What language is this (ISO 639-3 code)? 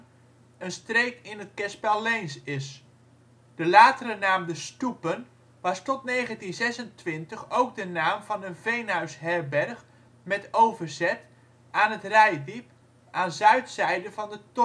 nld